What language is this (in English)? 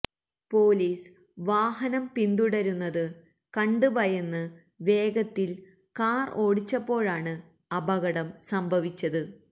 Malayalam